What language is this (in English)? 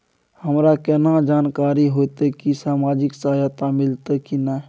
Maithili